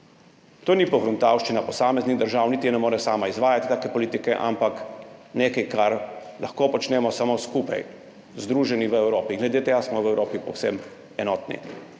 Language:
Slovenian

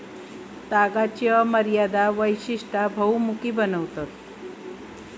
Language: Marathi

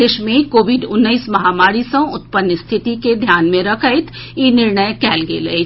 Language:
Maithili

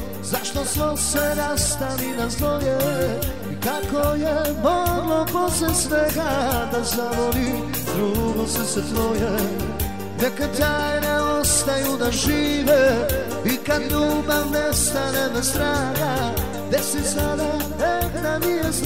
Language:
Arabic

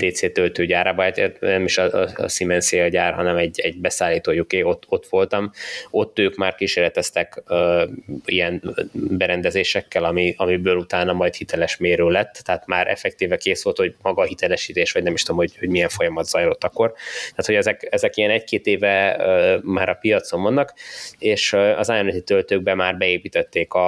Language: Hungarian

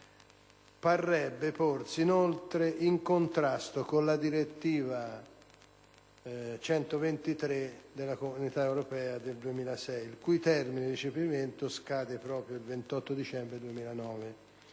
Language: Italian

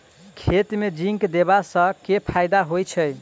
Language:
Maithili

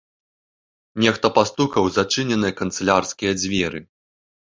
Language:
Belarusian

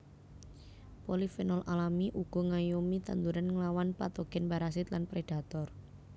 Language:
Javanese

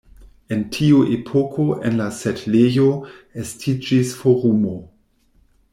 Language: Esperanto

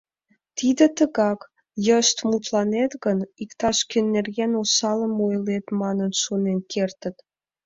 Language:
Mari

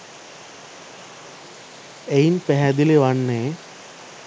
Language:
Sinhala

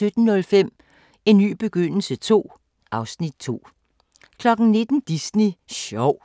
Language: Danish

